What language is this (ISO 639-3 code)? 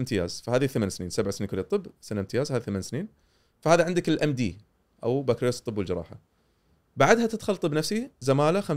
ara